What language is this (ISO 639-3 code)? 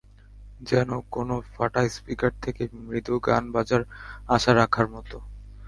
ben